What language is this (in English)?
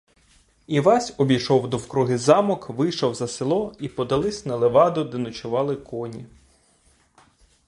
Ukrainian